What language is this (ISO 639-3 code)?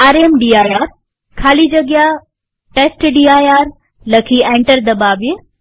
guj